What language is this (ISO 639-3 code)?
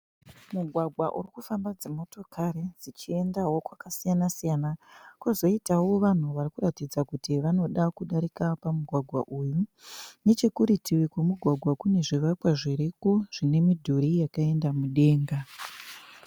sna